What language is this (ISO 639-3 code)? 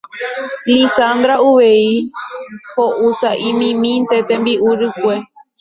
grn